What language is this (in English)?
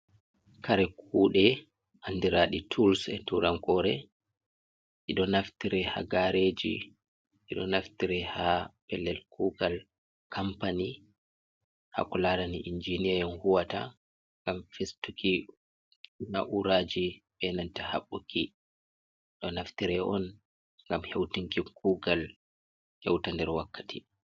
Fula